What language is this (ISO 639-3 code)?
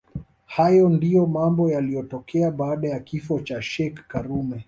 swa